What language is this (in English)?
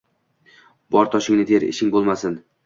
Uzbek